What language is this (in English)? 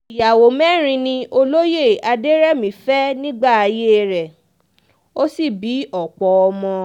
Yoruba